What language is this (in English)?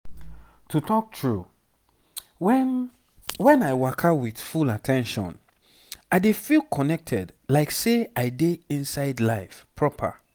Nigerian Pidgin